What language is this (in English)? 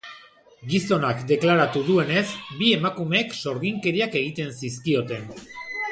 Basque